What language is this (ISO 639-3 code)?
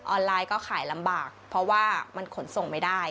tha